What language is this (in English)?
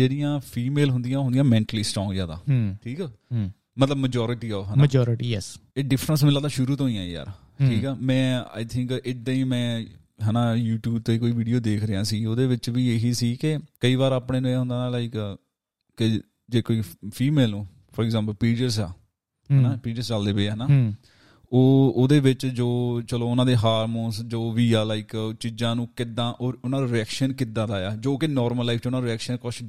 Punjabi